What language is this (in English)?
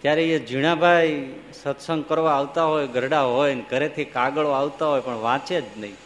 Gujarati